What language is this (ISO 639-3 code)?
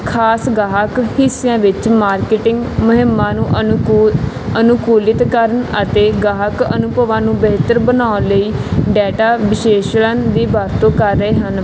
pan